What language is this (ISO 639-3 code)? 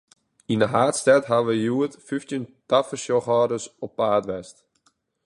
fry